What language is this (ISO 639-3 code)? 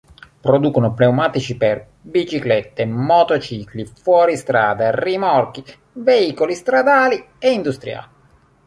ita